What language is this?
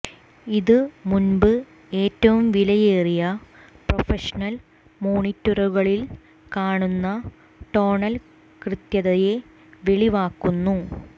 Malayalam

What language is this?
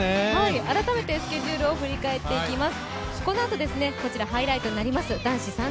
Japanese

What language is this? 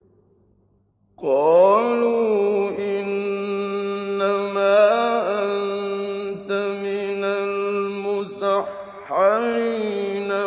Arabic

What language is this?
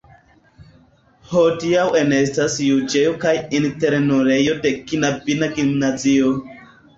Esperanto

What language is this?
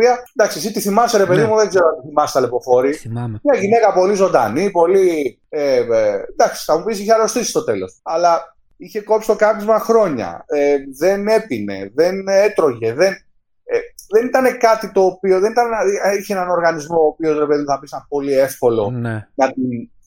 Greek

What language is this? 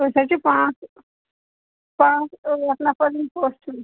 Kashmiri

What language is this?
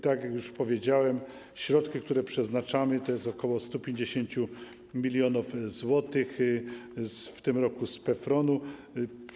Polish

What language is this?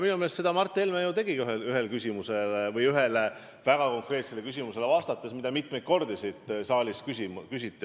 Estonian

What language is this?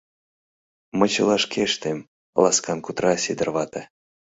Mari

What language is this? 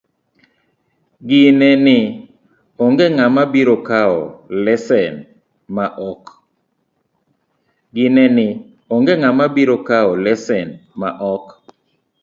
Luo (Kenya and Tanzania)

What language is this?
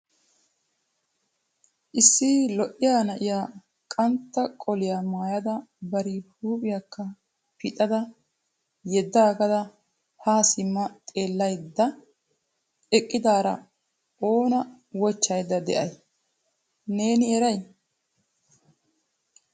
Wolaytta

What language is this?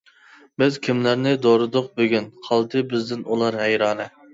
Uyghur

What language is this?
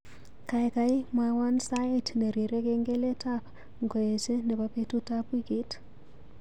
Kalenjin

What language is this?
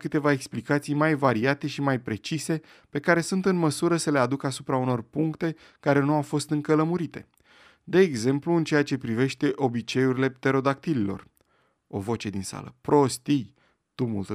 Romanian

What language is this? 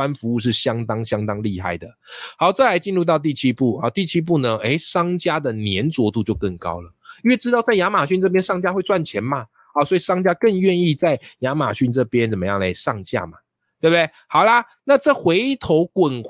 Chinese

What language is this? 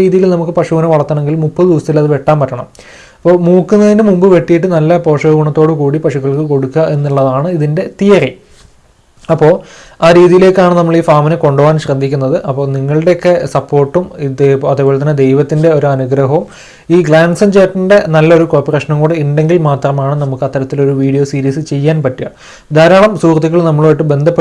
English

